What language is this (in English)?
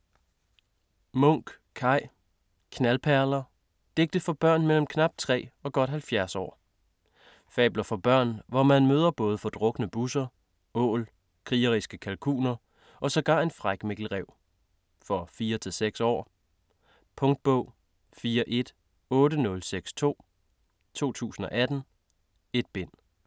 Danish